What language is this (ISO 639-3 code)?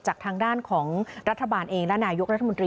tha